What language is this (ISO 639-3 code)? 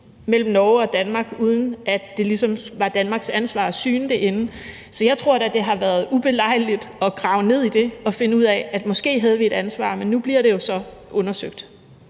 dan